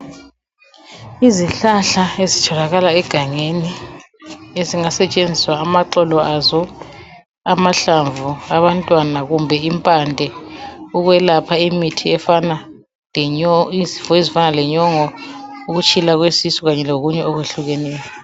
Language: North Ndebele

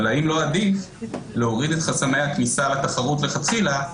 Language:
Hebrew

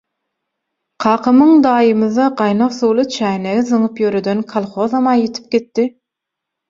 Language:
Turkmen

